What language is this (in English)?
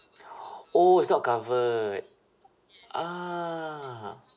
English